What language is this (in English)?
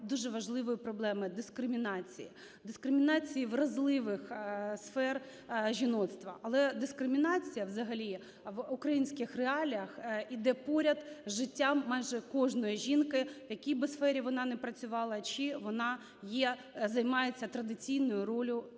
Ukrainian